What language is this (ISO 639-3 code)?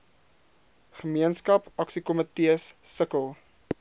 afr